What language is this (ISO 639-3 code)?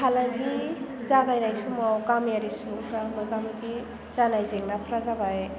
brx